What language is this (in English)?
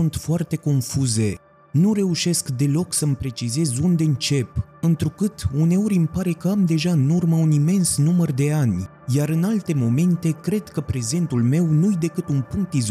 Romanian